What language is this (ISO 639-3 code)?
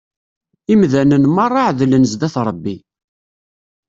kab